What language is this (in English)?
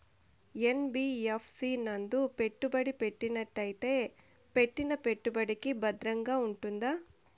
Telugu